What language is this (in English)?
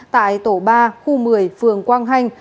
Vietnamese